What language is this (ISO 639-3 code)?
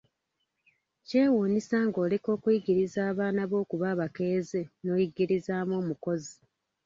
lug